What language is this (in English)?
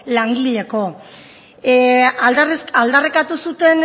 Basque